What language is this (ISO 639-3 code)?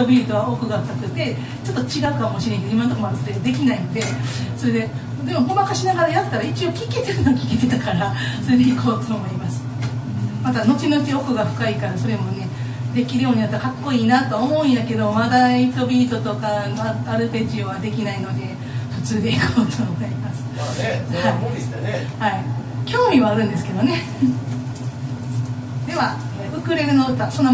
jpn